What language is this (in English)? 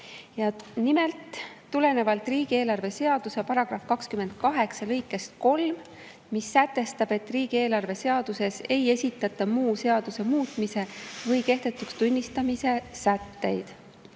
Estonian